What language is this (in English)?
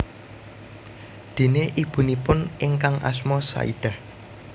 Javanese